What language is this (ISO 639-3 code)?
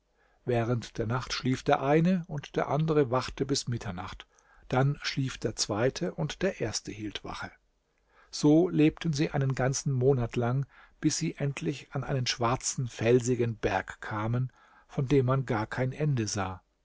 deu